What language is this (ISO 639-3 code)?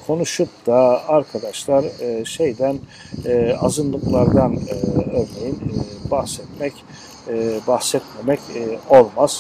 tur